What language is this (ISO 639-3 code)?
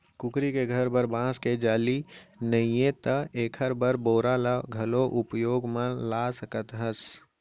hne